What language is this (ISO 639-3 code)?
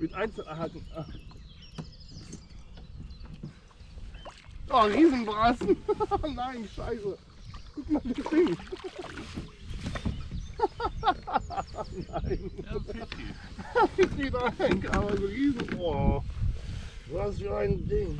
deu